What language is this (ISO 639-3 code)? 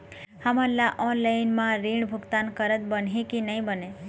hne